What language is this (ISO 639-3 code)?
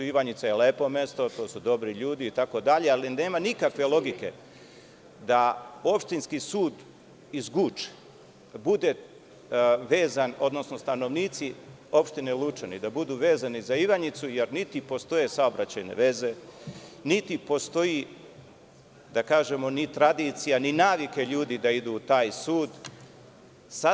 srp